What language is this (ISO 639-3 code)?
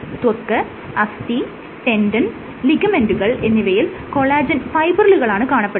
mal